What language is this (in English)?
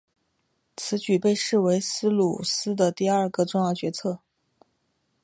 Chinese